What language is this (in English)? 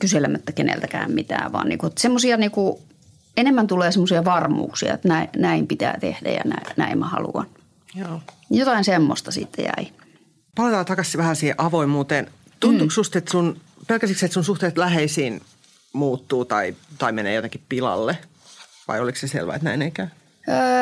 Finnish